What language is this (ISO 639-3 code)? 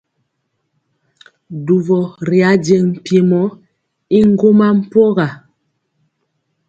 mcx